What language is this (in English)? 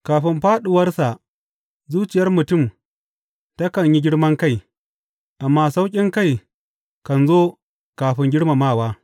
Hausa